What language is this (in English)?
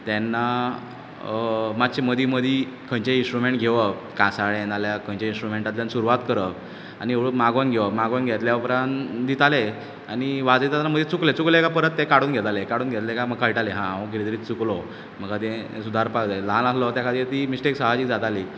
Konkani